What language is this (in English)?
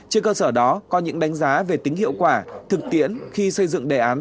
Vietnamese